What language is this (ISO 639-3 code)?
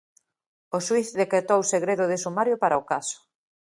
glg